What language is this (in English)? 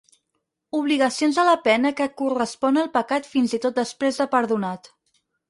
Catalan